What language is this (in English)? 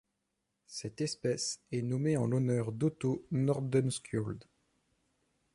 French